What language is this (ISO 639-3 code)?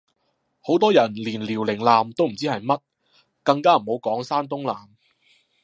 yue